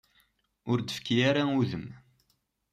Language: Kabyle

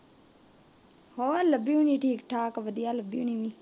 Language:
Punjabi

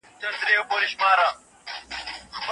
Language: Pashto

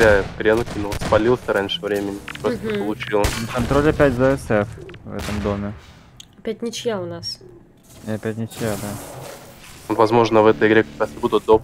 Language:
Russian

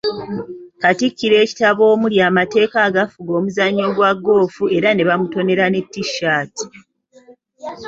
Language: Ganda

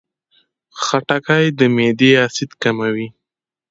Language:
Pashto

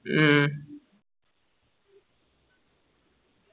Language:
Malayalam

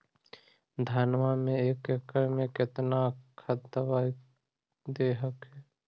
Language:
Magahi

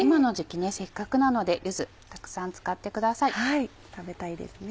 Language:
Japanese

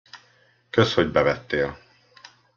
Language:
Hungarian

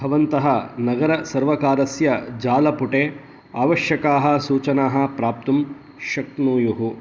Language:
Sanskrit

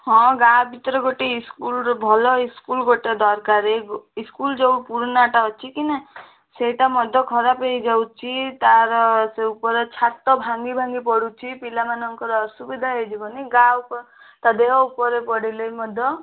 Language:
Odia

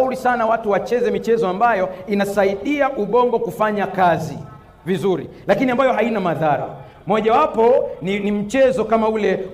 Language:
Swahili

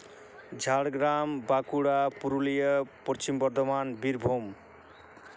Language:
Santali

